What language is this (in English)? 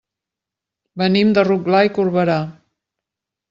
Catalan